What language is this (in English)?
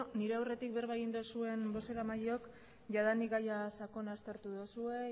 Basque